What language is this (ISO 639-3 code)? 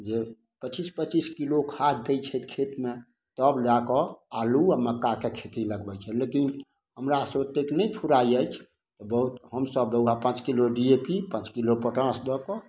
mai